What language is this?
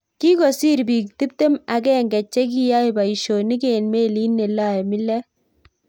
Kalenjin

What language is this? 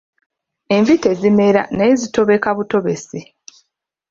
Ganda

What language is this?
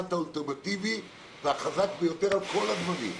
Hebrew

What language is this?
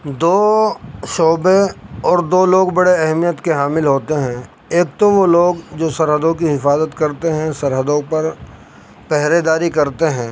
Urdu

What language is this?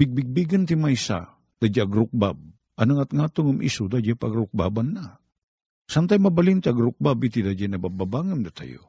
Filipino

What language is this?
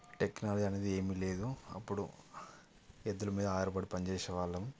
Telugu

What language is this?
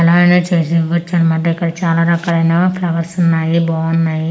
Telugu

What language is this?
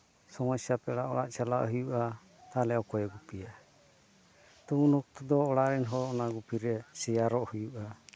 Santali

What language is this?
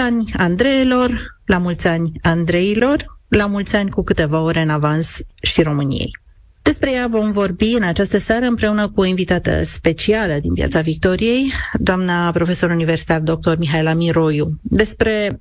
Romanian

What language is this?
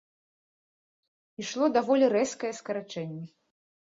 Belarusian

